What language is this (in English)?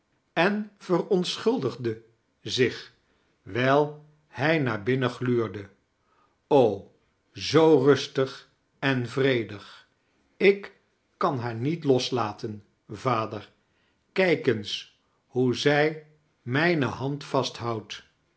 Dutch